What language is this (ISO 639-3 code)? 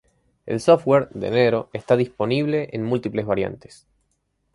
spa